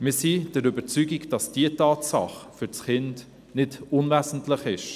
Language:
Swiss German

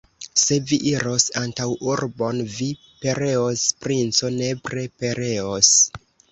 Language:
Esperanto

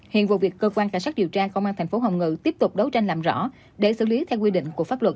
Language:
Vietnamese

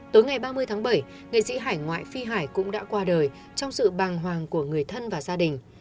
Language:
Vietnamese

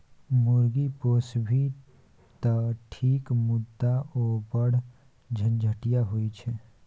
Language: Maithili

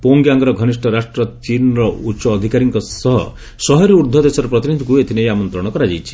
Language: Odia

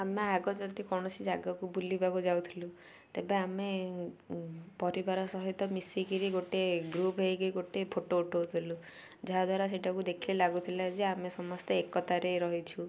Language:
Odia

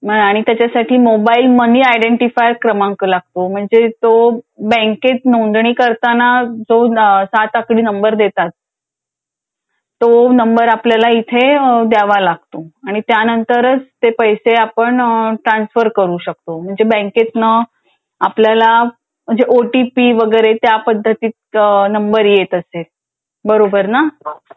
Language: Marathi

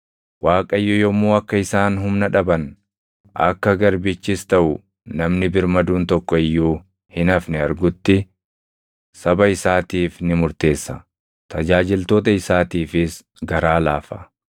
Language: Oromo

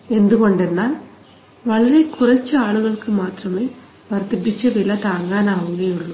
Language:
Malayalam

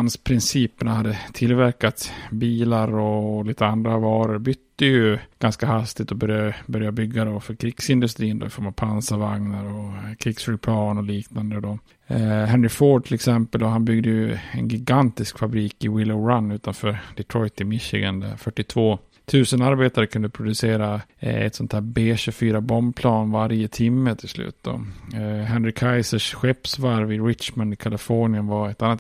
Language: Swedish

